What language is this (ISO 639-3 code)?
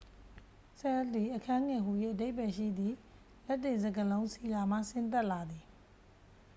mya